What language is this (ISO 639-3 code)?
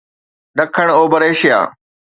snd